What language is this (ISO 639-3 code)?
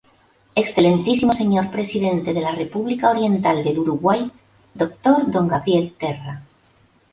spa